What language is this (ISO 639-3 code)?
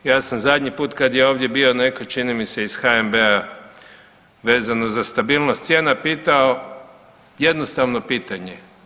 hrv